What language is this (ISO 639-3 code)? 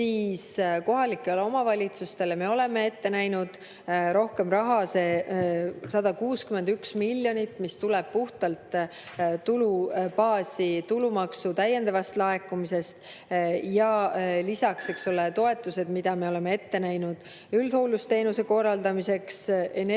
est